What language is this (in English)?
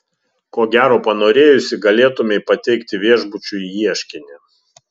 Lithuanian